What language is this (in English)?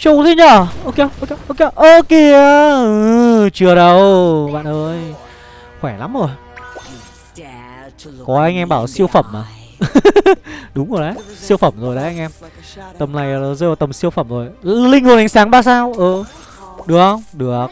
Vietnamese